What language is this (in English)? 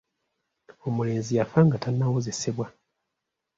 Ganda